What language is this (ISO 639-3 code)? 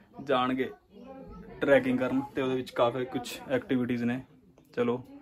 hin